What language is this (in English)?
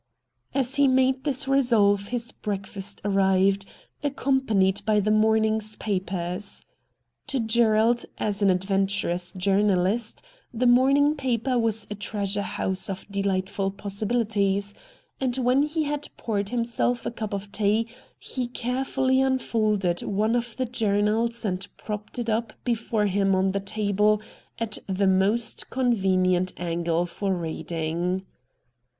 English